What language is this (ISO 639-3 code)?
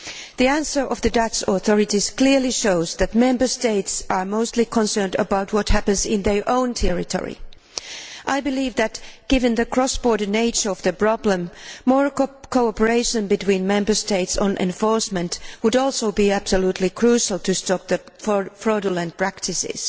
eng